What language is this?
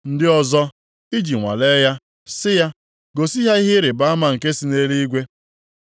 Igbo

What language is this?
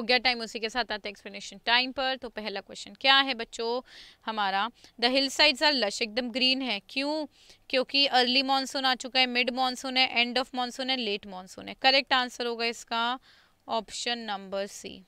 Hindi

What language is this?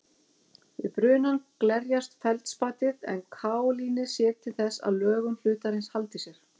Icelandic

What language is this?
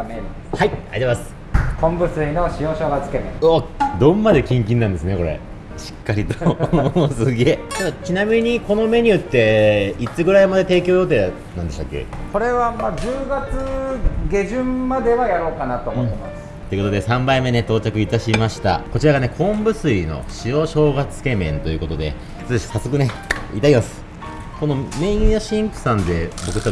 Japanese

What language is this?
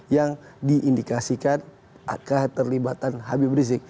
Indonesian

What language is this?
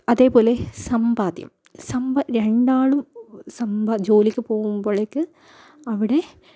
Malayalam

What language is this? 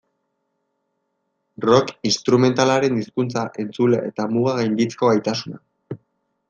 Basque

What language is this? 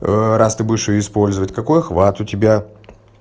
Russian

